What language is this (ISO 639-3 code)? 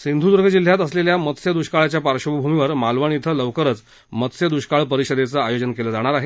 mar